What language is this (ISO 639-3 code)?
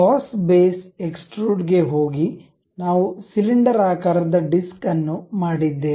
kan